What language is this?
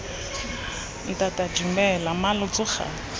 Tswana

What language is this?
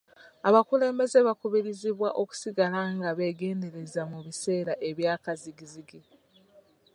Ganda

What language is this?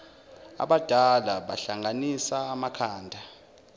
Zulu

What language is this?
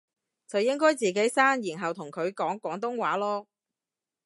Cantonese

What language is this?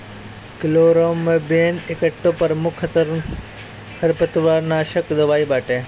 Bhojpuri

